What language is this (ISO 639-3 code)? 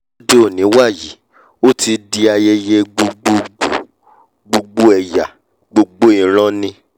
yor